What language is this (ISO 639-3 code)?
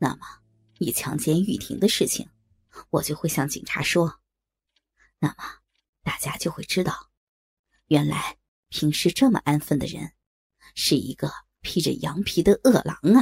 zho